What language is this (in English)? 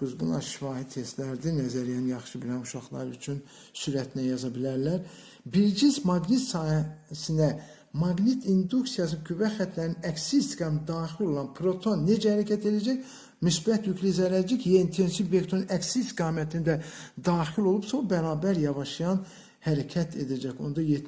Turkish